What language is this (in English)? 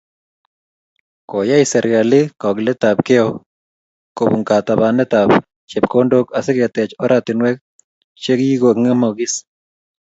Kalenjin